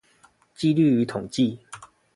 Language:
Chinese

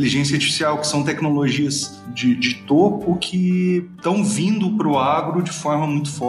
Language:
Portuguese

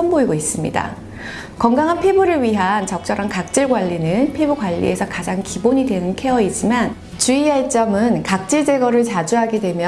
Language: Korean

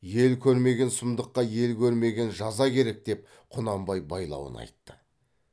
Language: Kazakh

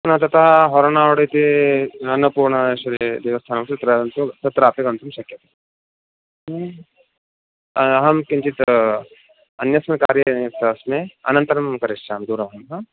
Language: Sanskrit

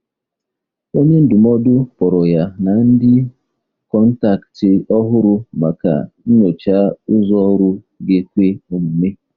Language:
Igbo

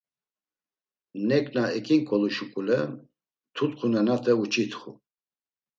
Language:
Laz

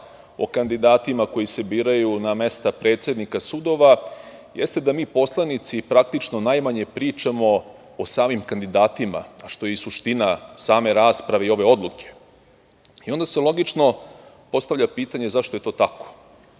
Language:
Serbian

